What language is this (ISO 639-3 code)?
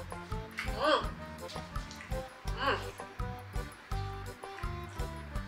tha